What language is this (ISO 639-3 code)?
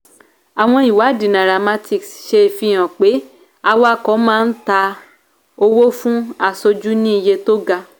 yor